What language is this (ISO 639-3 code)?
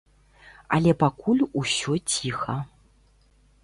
bel